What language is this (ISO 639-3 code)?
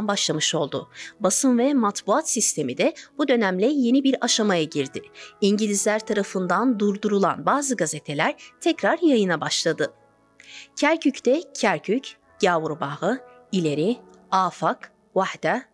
tur